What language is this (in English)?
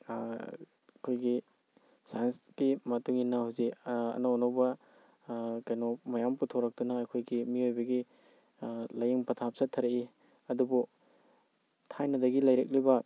Manipuri